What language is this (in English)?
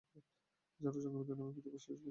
Bangla